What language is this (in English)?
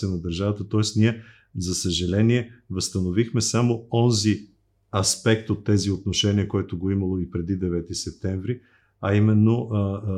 Bulgarian